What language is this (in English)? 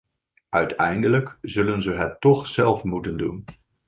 Dutch